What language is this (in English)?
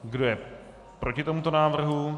Czech